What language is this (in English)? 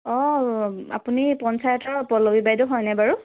Assamese